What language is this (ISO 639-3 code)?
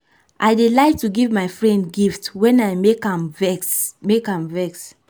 pcm